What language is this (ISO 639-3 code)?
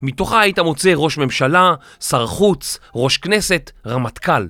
heb